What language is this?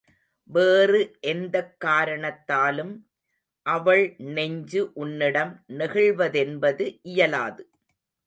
Tamil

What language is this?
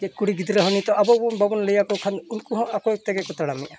Santali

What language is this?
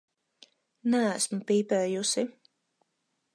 Latvian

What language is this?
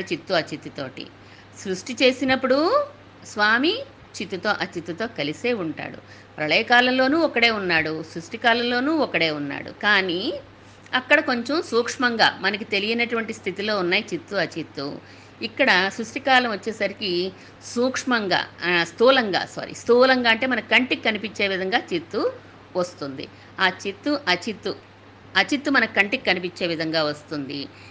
Telugu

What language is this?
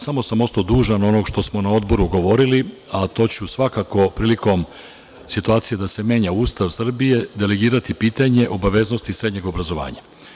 Serbian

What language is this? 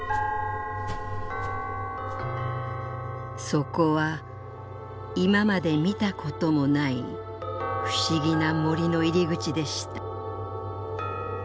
Japanese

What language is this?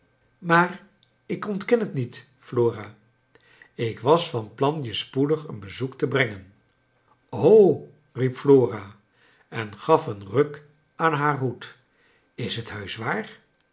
Dutch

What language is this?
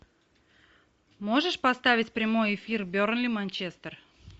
Russian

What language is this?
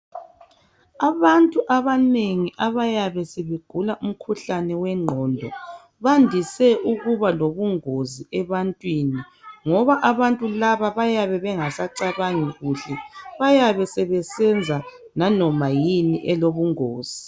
North Ndebele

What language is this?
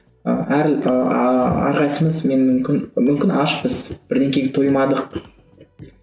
Kazakh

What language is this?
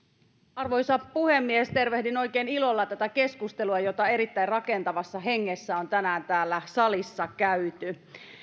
Finnish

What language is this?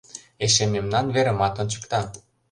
Mari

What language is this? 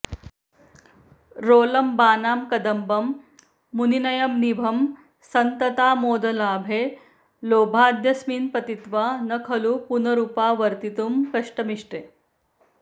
Sanskrit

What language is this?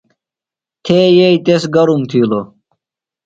Phalura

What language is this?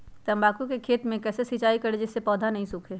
Magahi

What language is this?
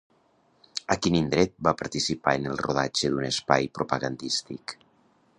Catalan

